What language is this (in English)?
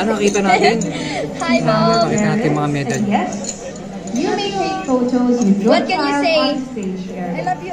Filipino